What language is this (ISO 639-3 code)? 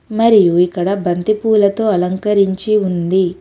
tel